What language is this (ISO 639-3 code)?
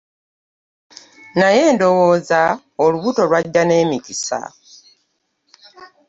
lug